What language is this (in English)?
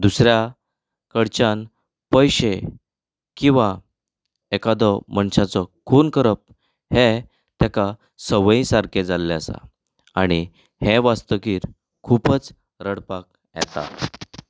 Konkani